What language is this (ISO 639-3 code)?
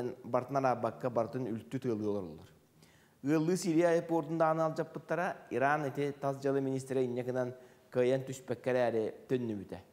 tur